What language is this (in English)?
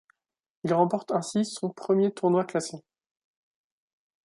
French